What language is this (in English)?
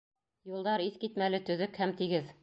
Bashkir